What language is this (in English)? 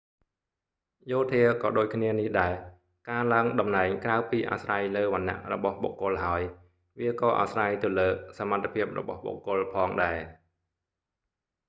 Khmer